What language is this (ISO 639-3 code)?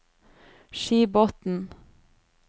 nor